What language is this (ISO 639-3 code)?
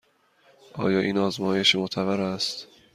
fas